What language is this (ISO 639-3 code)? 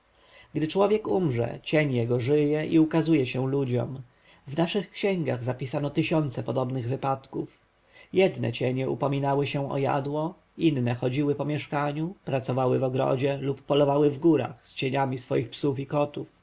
pol